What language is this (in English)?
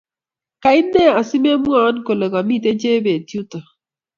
Kalenjin